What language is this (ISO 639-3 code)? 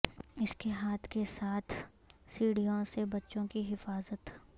urd